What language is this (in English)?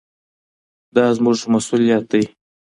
Pashto